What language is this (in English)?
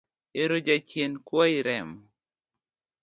Luo (Kenya and Tanzania)